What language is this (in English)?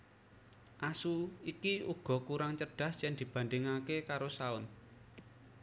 Javanese